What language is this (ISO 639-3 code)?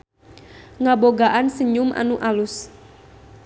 sun